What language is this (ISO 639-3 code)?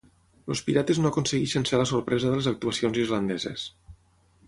cat